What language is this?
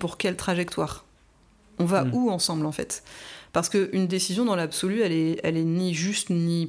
French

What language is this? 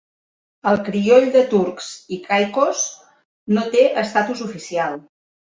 Catalan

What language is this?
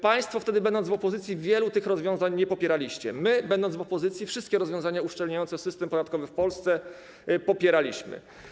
Polish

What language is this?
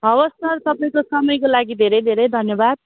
Nepali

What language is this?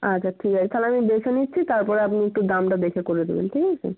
Bangla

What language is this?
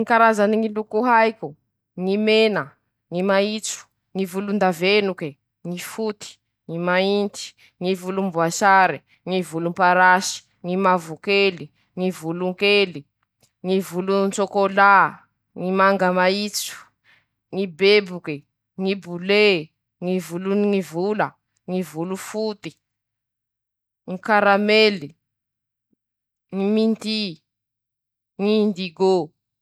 Masikoro Malagasy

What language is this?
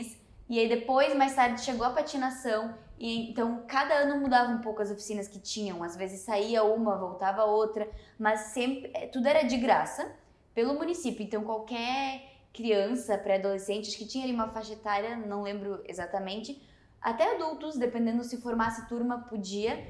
Portuguese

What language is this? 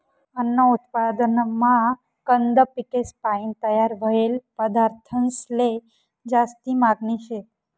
Marathi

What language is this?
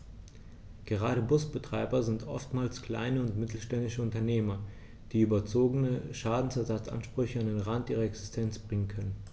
German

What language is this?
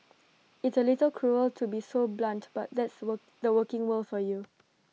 English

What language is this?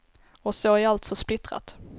Swedish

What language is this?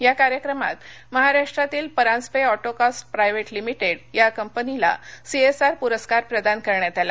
Marathi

